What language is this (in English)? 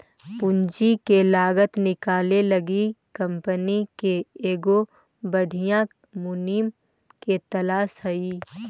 Magahi